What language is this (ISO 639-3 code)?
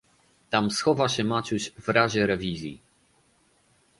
pol